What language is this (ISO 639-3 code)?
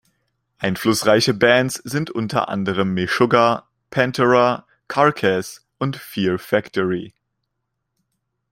deu